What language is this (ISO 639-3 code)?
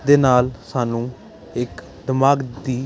pan